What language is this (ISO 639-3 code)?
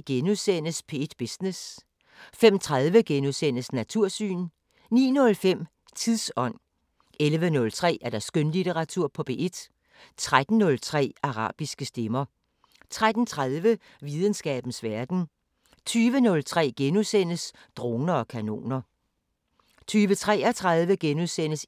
dan